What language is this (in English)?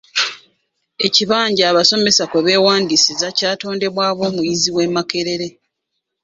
Ganda